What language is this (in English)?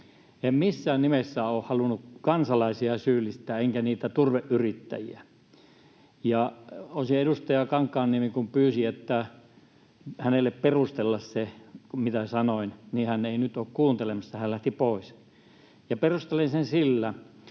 Finnish